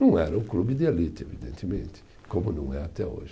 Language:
Portuguese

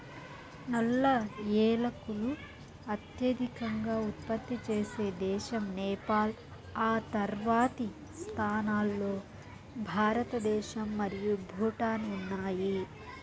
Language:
Telugu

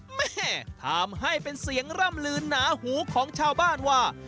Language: Thai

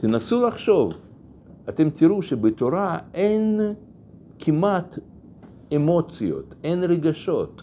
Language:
Hebrew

